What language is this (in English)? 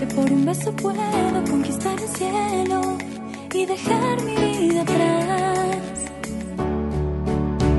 Spanish